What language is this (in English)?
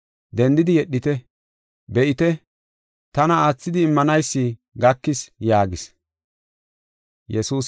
Gofa